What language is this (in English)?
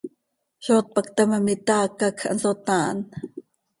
Seri